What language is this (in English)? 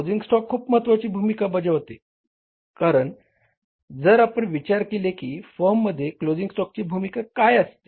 Marathi